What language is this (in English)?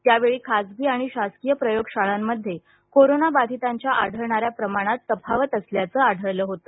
Marathi